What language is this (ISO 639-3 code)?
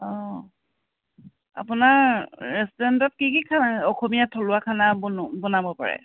asm